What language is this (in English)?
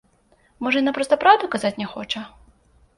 Belarusian